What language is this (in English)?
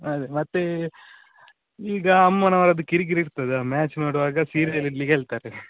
Kannada